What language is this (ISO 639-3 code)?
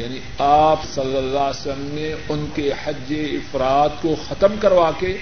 urd